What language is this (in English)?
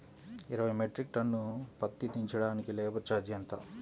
Telugu